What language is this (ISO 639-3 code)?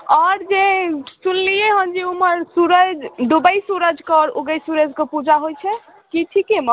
mai